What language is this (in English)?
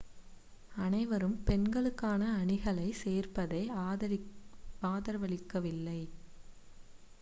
Tamil